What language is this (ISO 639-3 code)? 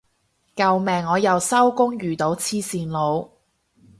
yue